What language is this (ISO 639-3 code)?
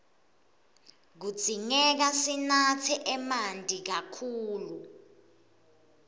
ssw